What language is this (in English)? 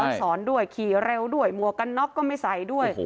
Thai